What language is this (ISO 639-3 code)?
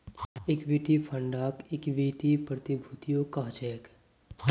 mag